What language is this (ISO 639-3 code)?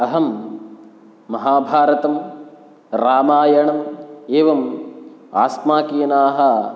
san